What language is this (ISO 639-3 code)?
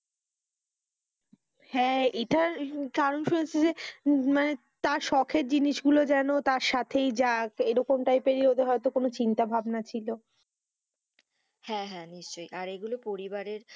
ben